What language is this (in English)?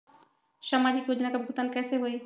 Magahi